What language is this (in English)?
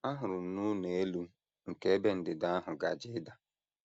Igbo